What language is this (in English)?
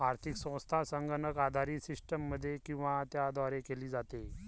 Marathi